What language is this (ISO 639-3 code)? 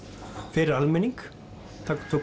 isl